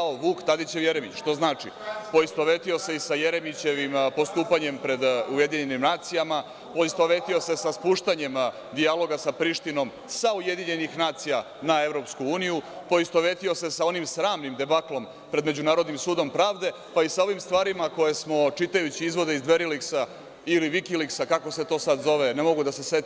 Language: Serbian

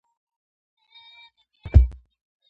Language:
Georgian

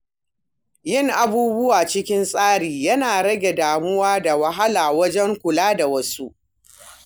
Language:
Hausa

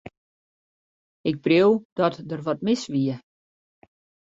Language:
Western Frisian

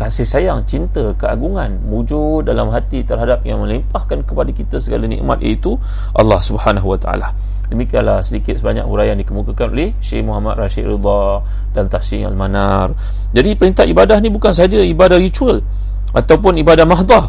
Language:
Malay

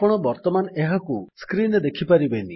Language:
Odia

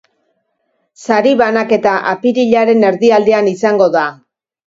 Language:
Basque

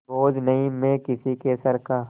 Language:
Hindi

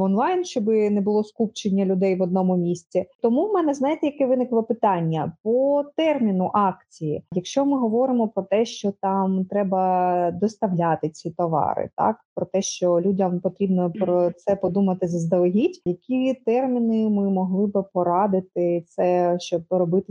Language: Ukrainian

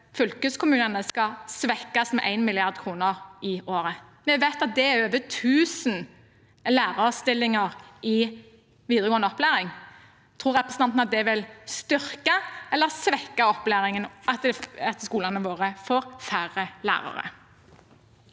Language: Norwegian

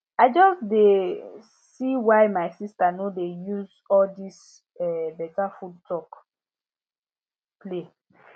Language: Nigerian Pidgin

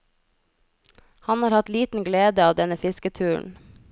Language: Norwegian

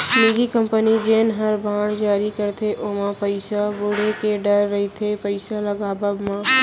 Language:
Chhattisgarhi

